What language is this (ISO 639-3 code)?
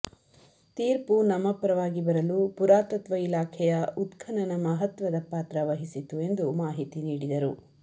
kan